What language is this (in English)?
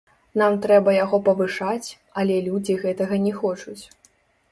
Belarusian